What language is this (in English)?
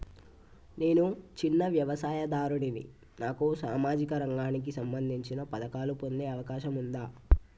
Telugu